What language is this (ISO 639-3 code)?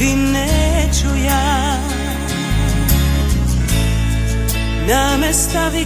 hrv